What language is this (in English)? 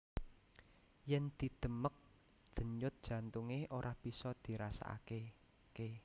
Javanese